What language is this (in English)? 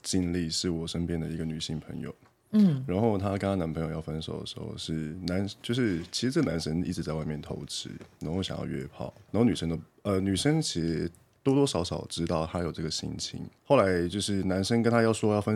Chinese